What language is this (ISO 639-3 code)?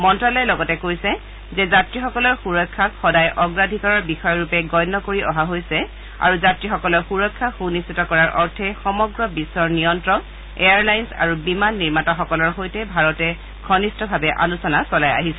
asm